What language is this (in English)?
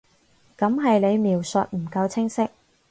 Cantonese